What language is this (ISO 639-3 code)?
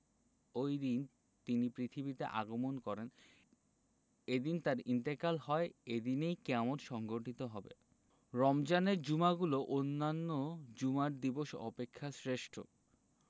ben